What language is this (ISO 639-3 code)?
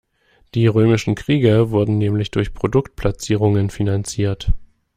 deu